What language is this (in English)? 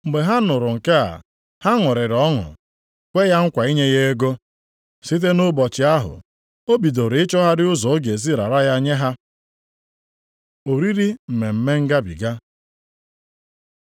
Igbo